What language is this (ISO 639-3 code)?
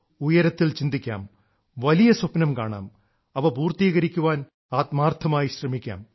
mal